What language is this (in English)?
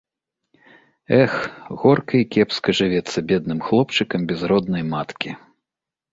Belarusian